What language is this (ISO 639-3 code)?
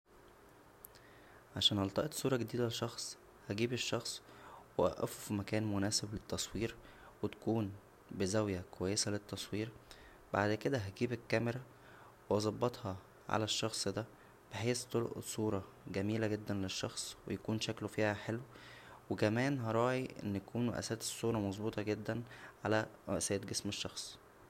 arz